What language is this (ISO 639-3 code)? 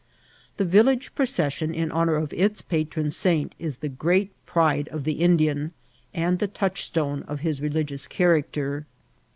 eng